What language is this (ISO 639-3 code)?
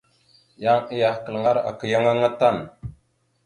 mxu